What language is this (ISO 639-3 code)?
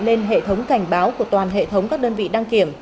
vie